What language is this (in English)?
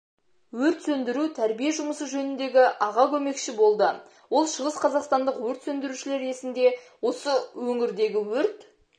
Kazakh